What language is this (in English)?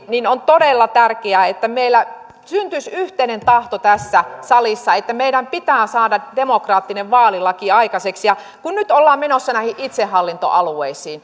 Finnish